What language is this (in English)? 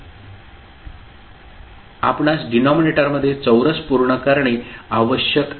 Marathi